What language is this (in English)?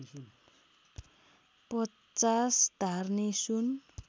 Nepali